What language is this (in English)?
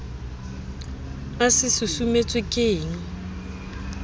Southern Sotho